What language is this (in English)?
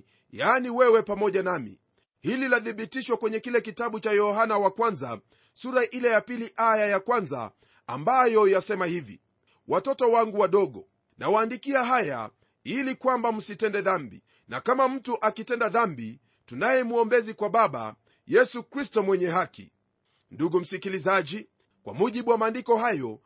Swahili